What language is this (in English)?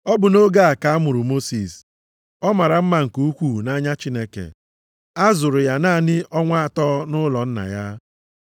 Igbo